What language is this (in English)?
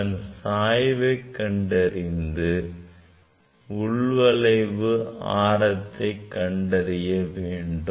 Tamil